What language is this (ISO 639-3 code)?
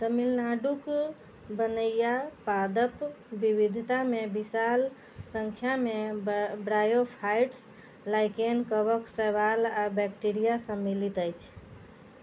mai